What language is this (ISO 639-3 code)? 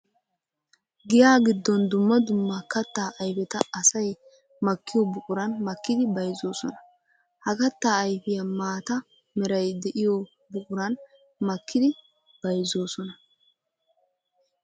wal